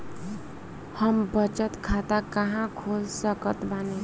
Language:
Bhojpuri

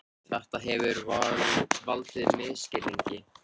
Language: Icelandic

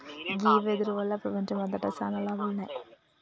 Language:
Telugu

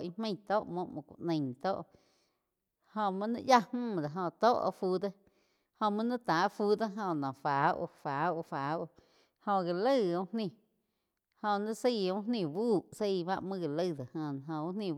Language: Quiotepec Chinantec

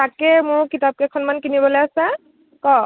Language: Assamese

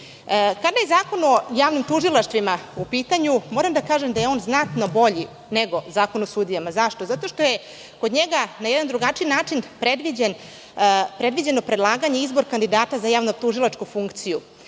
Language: Serbian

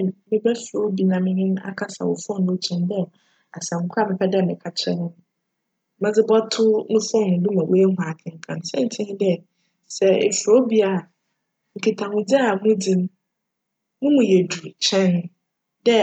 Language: Akan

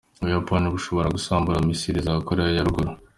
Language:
Kinyarwanda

